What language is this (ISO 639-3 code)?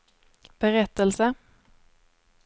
swe